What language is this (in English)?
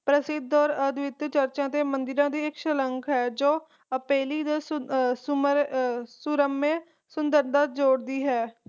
Punjabi